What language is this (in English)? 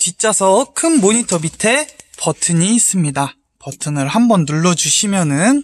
Korean